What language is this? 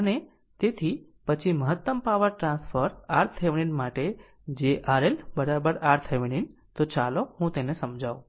Gujarati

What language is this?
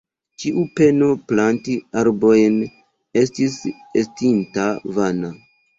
Esperanto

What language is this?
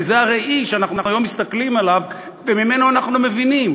Hebrew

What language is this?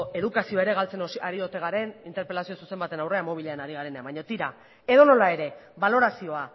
Basque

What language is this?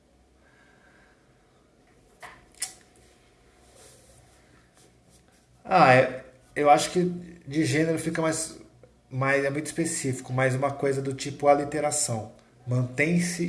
Portuguese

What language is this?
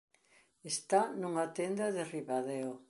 Galician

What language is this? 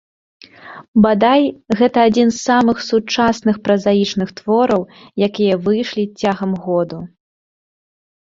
Belarusian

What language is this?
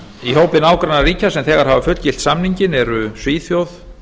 Icelandic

